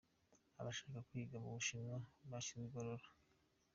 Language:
Kinyarwanda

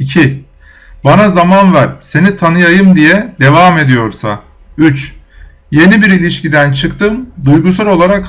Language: Turkish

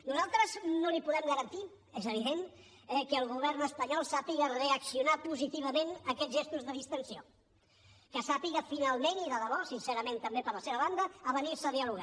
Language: Catalan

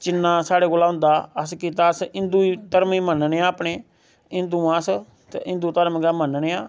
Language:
Dogri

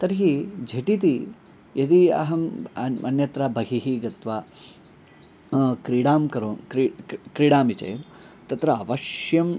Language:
Sanskrit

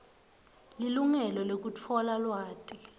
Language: Swati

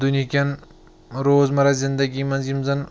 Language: Kashmiri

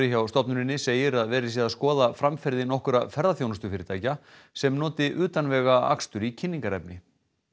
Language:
Icelandic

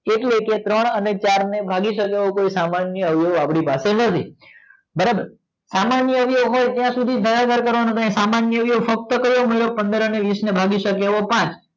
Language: Gujarati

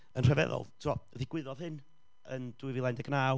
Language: Welsh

